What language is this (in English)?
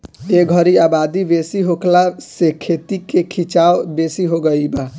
Bhojpuri